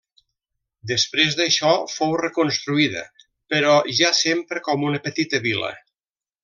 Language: Catalan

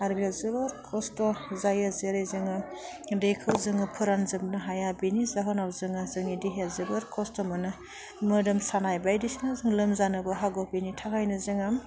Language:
Bodo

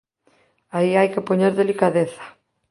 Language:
Galician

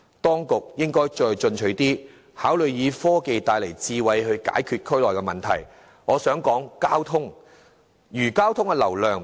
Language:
Cantonese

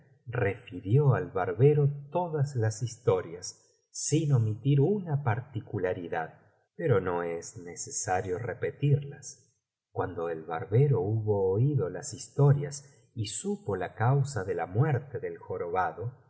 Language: Spanish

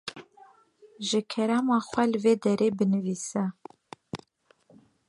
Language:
Kurdish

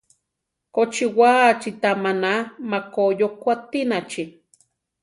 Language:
Central Tarahumara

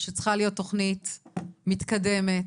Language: Hebrew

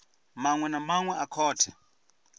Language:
Venda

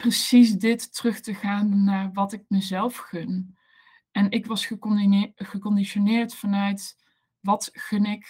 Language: Dutch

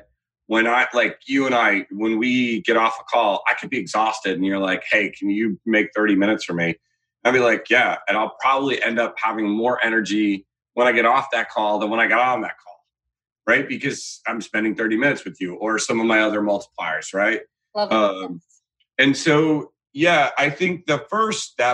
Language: English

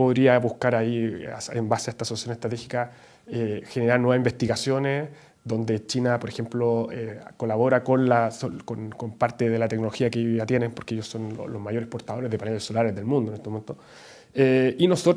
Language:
Spanish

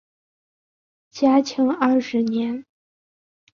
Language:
Chinese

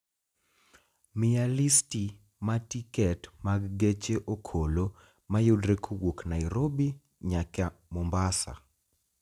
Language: Luo (Kenya and Tanzania)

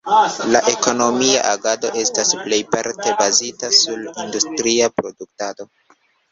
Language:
Esperanto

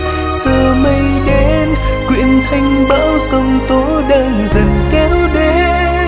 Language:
Vietnamese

